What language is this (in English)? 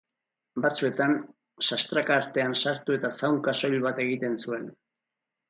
Basque